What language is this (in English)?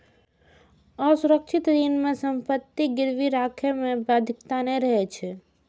Maithili